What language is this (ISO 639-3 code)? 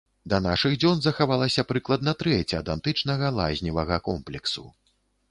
bel